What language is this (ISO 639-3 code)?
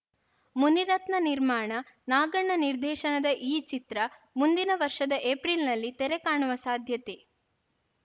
kan